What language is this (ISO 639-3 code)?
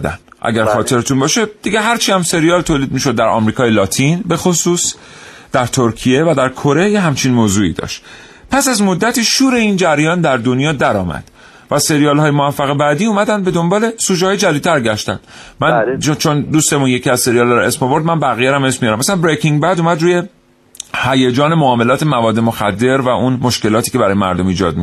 fas